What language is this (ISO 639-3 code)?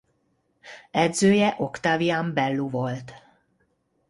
hun